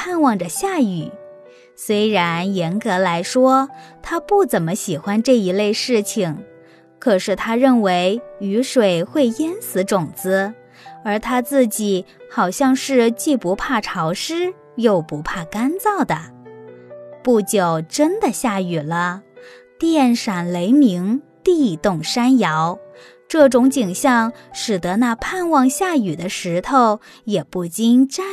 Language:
Chinese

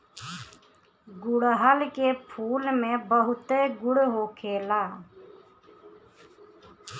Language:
Bhojpuri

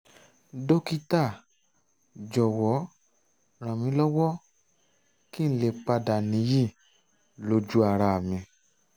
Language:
Yoruba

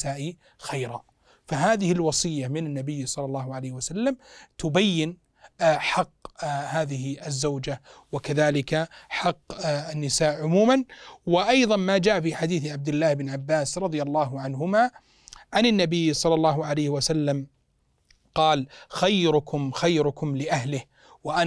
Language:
Arabic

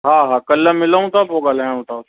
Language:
Sindhi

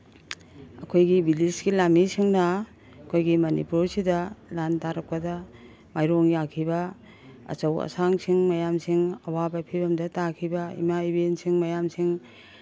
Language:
Manipuri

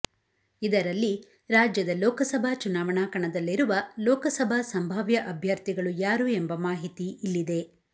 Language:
Kannada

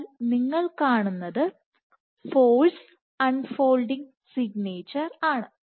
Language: Malayalam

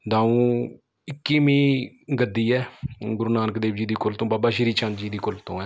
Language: Punjabi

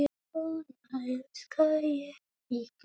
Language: Icelandic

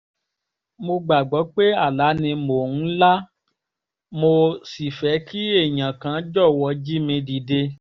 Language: Yoruba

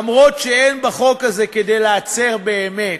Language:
Hebrew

